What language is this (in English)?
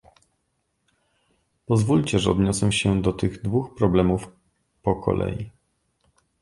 Polish